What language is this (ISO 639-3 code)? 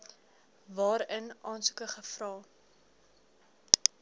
afr